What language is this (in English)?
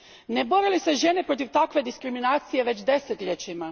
Croatian